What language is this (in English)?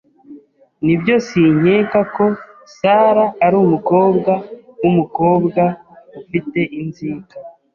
Kinyarwanda